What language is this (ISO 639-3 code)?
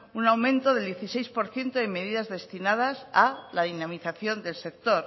spa